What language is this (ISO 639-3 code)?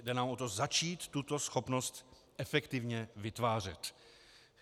ces